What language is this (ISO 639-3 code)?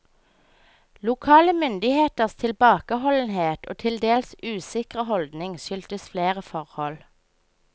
nor